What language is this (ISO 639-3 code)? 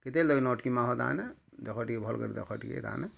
ori